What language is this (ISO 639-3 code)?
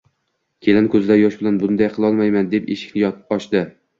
uzb